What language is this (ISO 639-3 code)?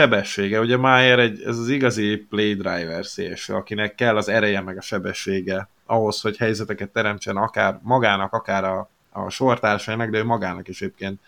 hun